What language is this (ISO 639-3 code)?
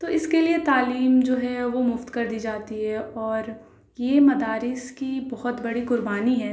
urd